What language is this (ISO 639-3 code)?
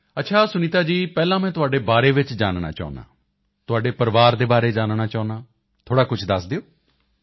pan